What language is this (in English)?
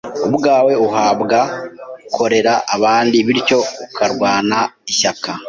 Kinyarwanda